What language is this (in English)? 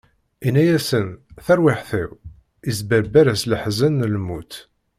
Kabyle